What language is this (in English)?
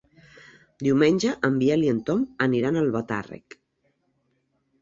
Catalan